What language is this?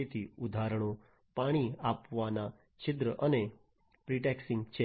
Gujarati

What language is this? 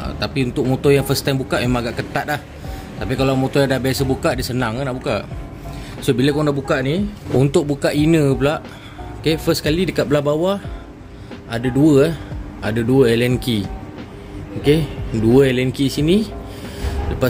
Malay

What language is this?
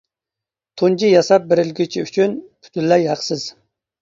Uyghur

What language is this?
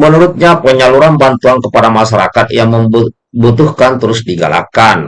Indonesian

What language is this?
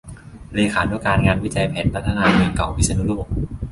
Thai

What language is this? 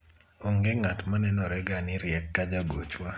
Luo (Kenya and Tanzania)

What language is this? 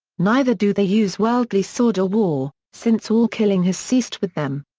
English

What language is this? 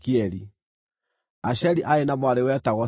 Kikuyu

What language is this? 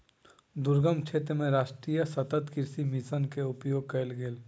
Maithili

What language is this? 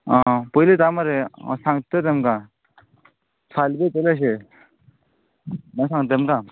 Konkani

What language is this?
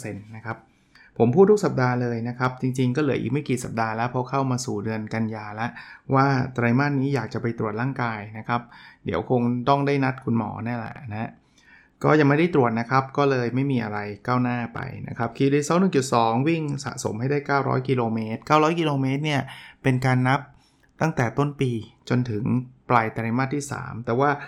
Thai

